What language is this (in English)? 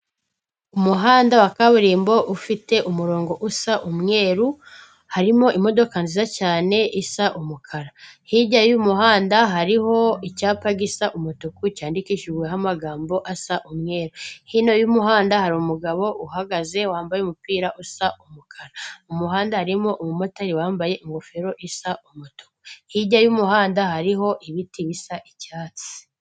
Kinyarwanda